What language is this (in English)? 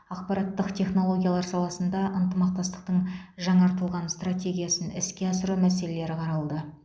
Kazakh